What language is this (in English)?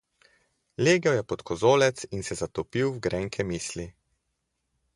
Slovenian